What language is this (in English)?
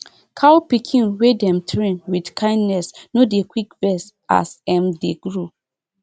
Nigerian Pidgin